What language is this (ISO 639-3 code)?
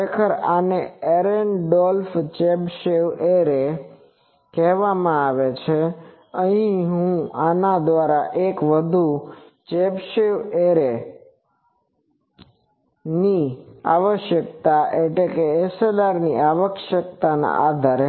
guj